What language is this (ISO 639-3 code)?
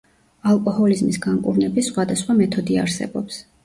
kat